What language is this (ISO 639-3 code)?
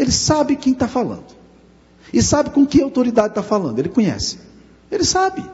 por